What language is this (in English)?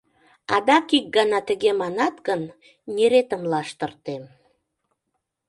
Mari